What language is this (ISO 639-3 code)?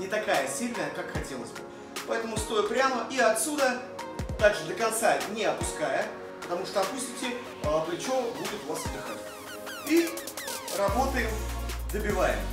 rus